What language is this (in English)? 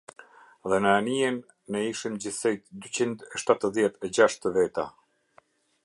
Albanian